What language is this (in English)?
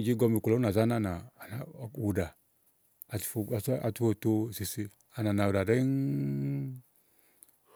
Igo